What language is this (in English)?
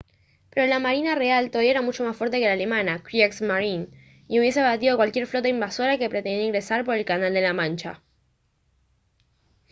Spanish